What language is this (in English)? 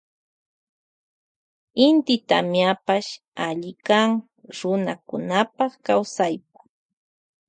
Loja Highland Quichua